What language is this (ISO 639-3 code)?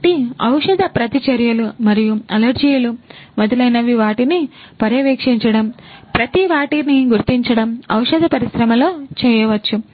tel